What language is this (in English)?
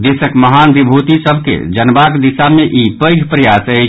Maithili